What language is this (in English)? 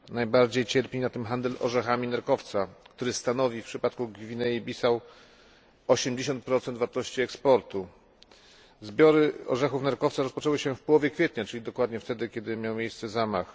Polish